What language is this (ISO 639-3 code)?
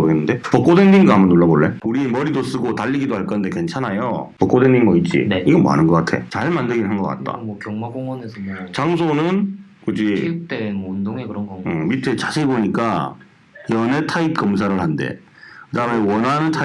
kor